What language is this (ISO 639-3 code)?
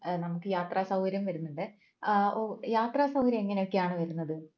mal